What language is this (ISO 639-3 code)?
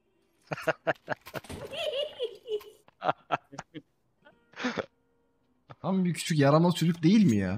tur